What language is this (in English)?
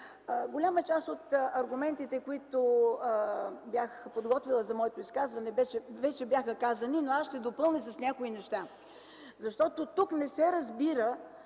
Bulgarian